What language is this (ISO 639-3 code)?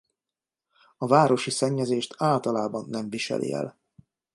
hun